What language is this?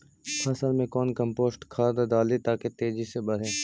Magahi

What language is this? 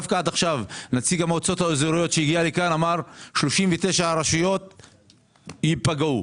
Hebrew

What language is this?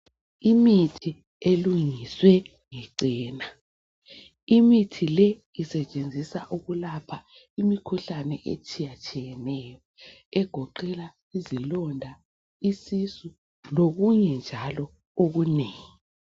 North Ndebele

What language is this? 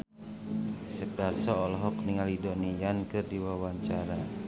Sundanese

